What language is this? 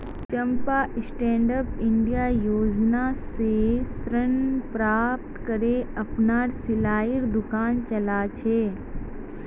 Magahi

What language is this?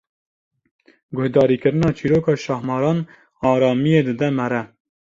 Kurdish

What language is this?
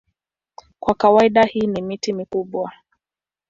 Swahili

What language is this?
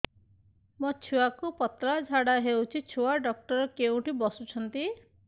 Odia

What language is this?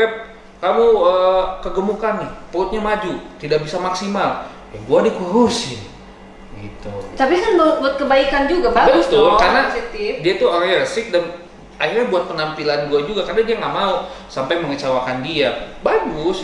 Indonesian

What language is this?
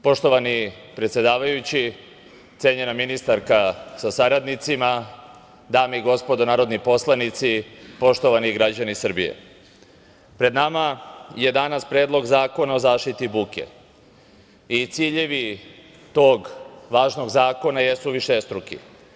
Serbian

